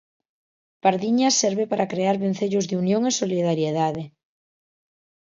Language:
Galician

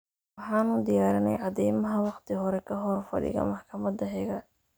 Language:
Somali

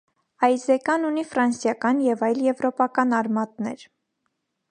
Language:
Armenian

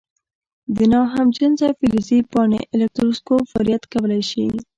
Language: Pashto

